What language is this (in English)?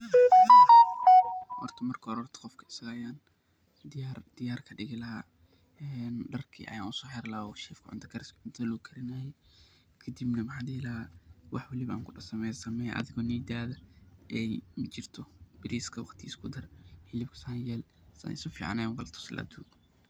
Somali